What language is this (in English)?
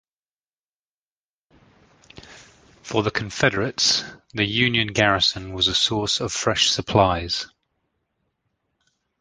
English